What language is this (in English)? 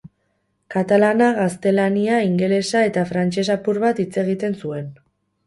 Basque